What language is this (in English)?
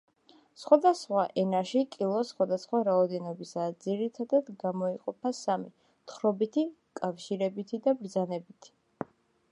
Georgian